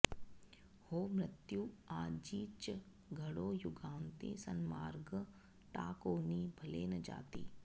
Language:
Sanskrit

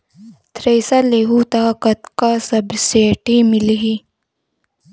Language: Chhattisgarhi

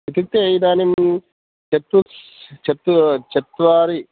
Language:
Sanskrit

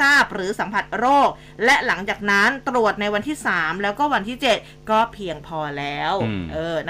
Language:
Thai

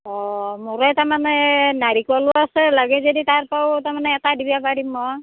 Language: Assamese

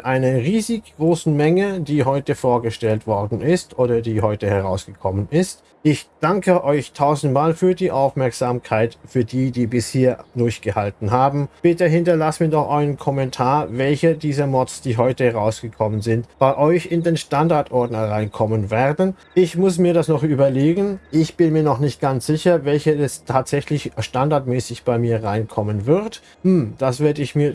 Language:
German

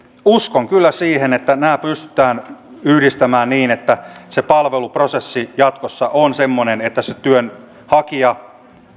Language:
Finnish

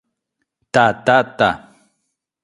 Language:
Galician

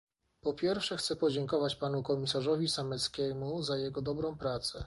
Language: Polish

